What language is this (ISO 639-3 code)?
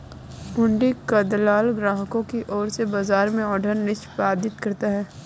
hin